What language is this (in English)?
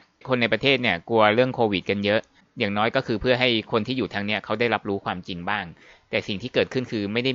Thai